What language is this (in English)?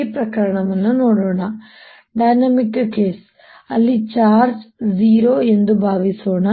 Kannada